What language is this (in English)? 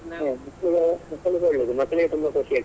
Kannada